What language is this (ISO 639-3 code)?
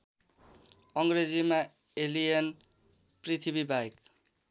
nep